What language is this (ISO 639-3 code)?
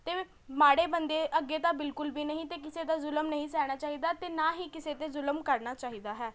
pan